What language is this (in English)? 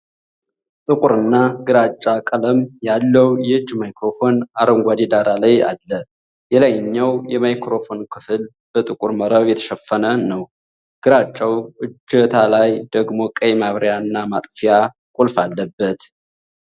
Amharic